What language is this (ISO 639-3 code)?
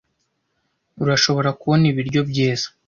kin